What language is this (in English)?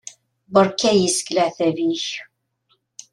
Kabyle